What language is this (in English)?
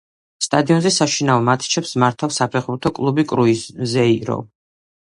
Georgian